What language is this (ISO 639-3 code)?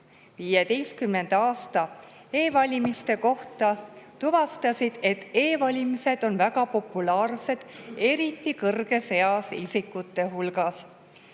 est